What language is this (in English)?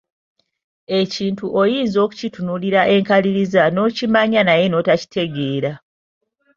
Ganda